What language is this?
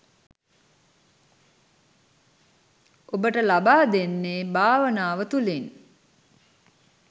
Sinhala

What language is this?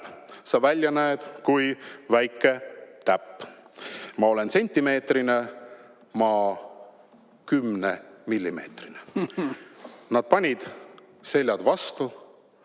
Estonian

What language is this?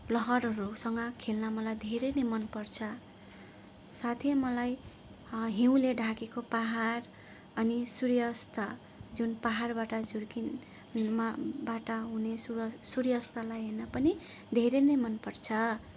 Nepali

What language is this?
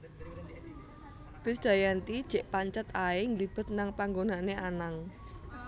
Javanese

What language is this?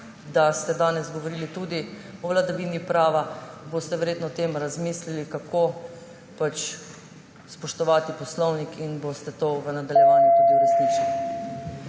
Slovenian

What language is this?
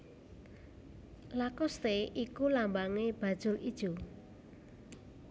Javanese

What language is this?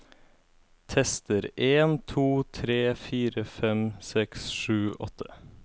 Norwegian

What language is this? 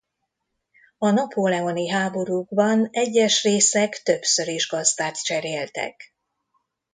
Hungarian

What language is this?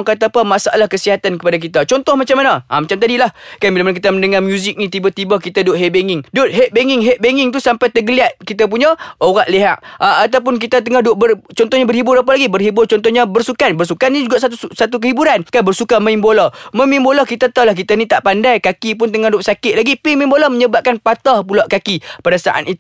Malay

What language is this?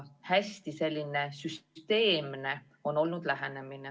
Estonian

